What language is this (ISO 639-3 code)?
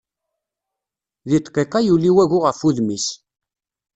kab